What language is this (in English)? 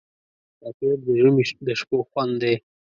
Pashto